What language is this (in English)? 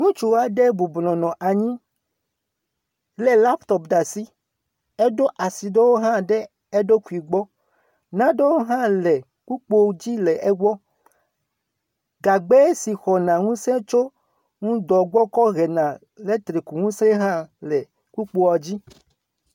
Ewe